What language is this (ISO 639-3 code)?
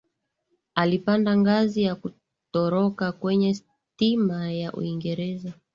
swa